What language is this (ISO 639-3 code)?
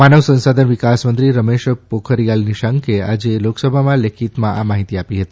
guj